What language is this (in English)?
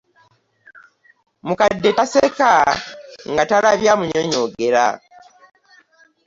Ganda